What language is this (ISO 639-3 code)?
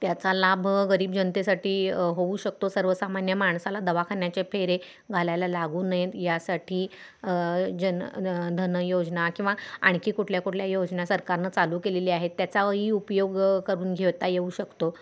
mar